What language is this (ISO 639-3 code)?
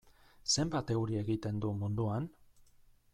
eus